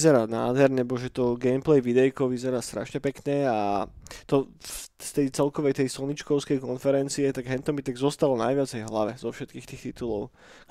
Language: Slovak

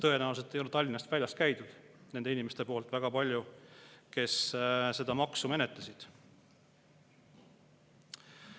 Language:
Estonian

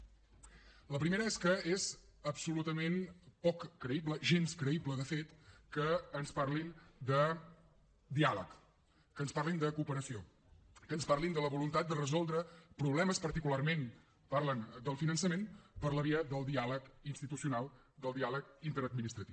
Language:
Catalan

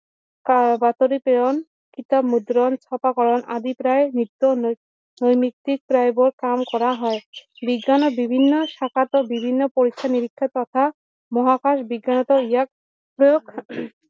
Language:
Assamese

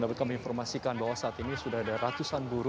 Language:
Indonesian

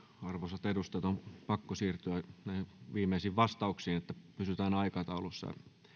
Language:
Finnish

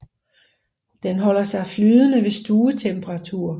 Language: Danish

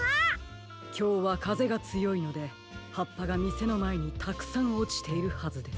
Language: Japanese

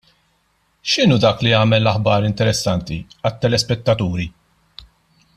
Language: Maltese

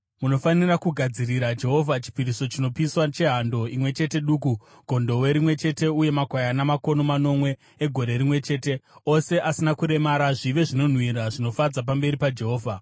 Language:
Shona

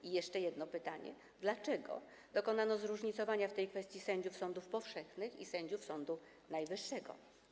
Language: Polish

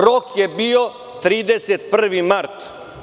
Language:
Serbian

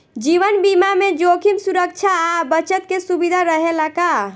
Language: Bhojpuri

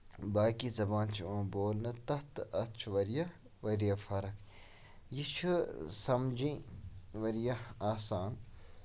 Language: Kashmiri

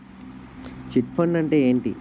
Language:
Telugu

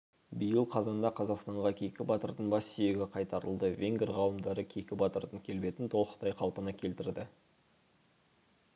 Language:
Kazakh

